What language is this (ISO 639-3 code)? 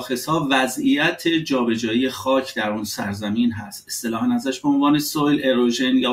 fas